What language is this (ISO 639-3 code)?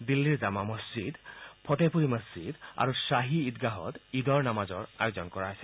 asm